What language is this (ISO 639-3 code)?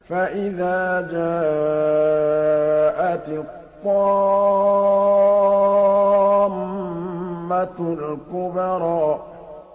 ara